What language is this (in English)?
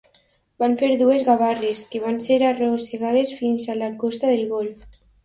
Catalan